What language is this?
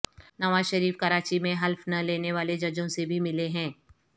Urdu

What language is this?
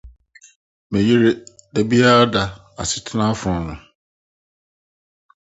Akan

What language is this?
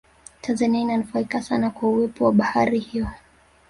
Swahili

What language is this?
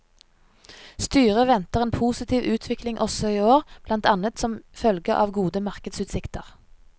Norwegian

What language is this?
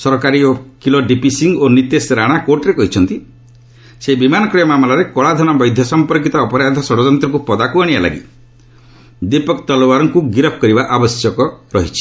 Odia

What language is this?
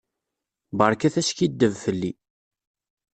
Kabyle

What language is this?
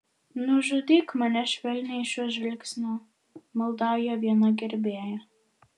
Lithuanian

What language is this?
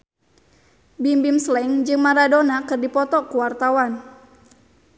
Sundanese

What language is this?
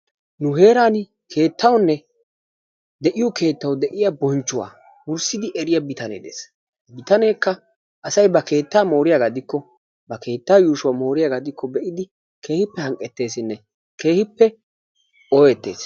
Wolaytta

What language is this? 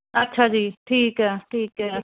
Punjabi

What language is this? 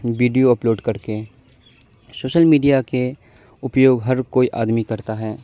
Urdu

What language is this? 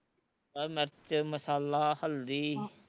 Punjabi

